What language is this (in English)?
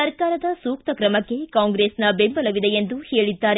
Kannada